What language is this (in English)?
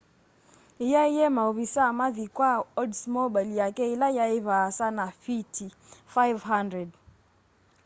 Kamba